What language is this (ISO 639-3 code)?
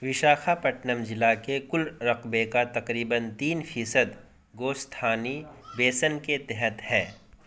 urd